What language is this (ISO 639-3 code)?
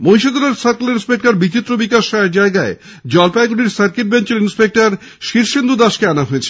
ben